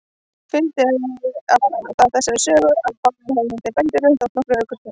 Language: Icelandic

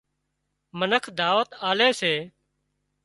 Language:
Wadiyara Koli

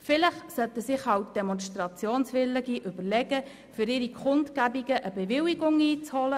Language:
Swiss German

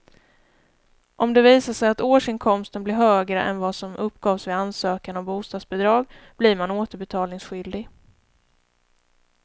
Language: Swedish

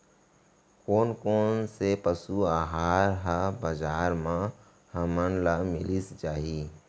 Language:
Chhattisgarhi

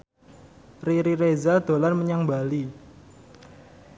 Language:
Javanese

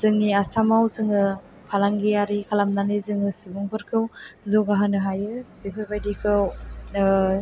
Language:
Bodo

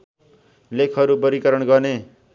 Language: Nepali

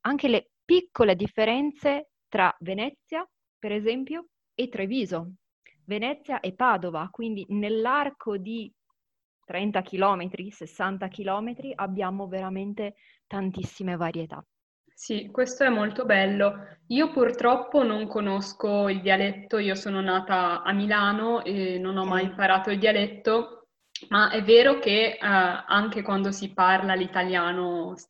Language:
Italian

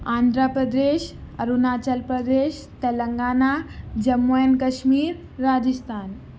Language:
Urdu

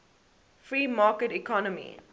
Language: English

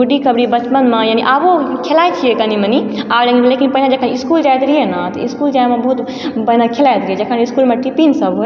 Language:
Maithili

